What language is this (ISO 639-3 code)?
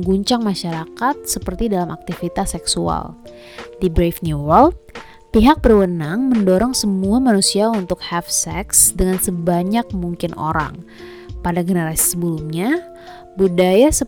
ind